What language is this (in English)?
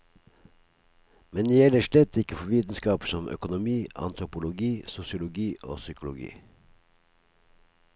Norwegian